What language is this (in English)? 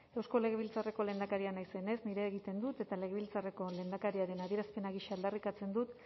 Basque